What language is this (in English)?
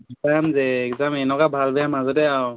Assamese